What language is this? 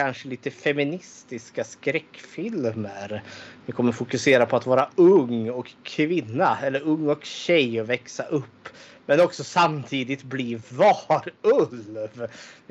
Swedish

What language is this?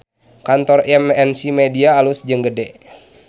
Sundanese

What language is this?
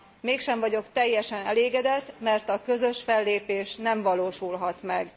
Hungarian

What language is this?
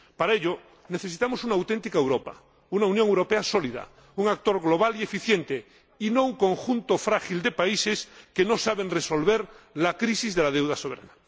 Spanish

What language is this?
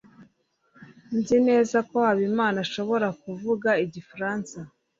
Kinyarwanda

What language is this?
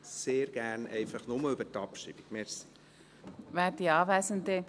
Swiss German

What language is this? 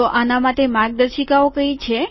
Gujarati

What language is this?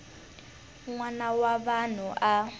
Tsonga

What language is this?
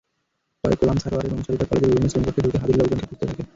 Bangla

